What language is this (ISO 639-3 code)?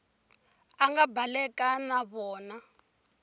tso